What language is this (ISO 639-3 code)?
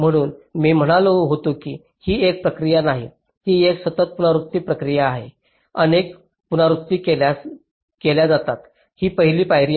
mar